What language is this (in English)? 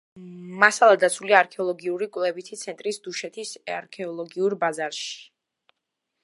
Georgian